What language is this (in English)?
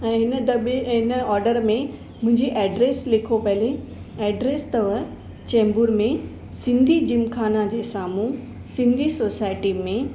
Sindhi